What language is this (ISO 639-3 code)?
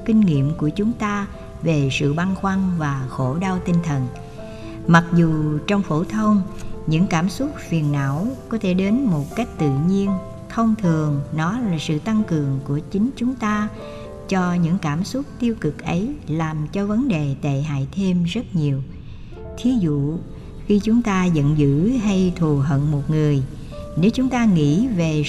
vie